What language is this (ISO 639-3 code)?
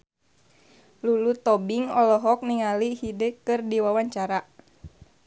sun